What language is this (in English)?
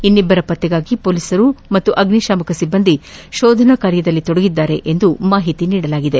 Kannada